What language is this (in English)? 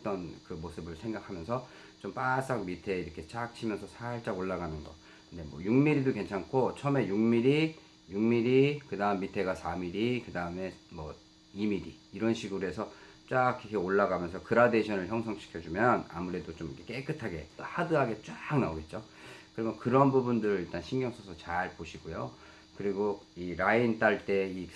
Korean